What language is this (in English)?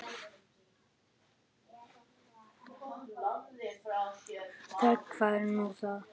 Icelandic